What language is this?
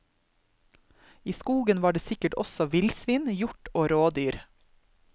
Norwegian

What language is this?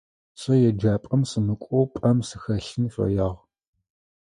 Adyghe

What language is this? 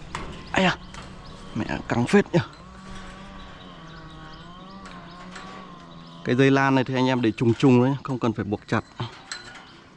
Vietnamese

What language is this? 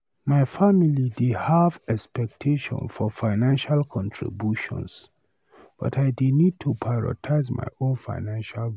Nigerian Pidgin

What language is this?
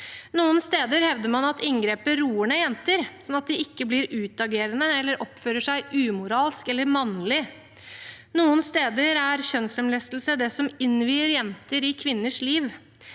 Norwegian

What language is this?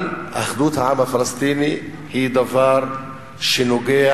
Hebrew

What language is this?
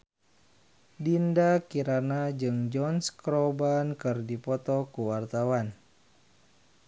Sundanese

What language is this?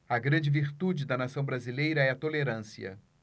Portuguese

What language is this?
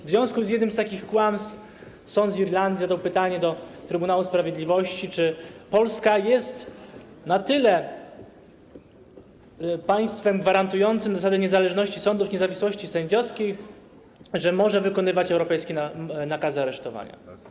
Polish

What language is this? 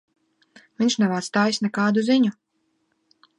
Latvian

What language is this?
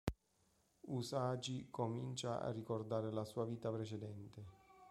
Italian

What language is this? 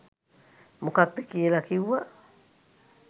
Sinhala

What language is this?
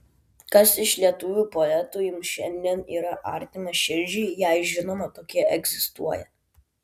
Lithuanian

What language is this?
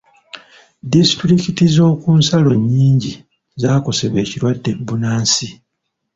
Ganda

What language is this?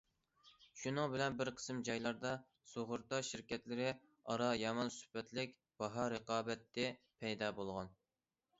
Uyghur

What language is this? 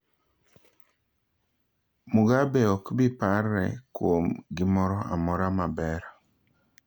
Luo (Kenya and Tanzania)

